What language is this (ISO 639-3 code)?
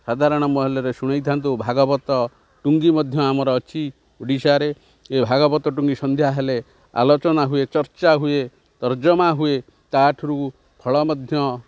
ori